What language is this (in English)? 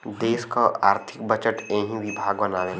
Bhojpuri